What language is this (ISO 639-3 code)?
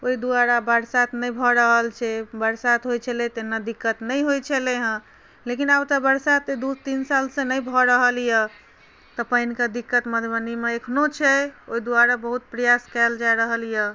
mai